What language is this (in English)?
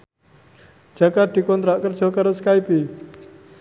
Javanese